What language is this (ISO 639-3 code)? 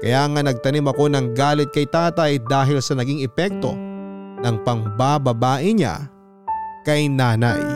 fil